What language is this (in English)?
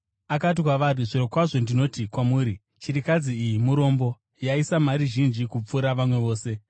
Shona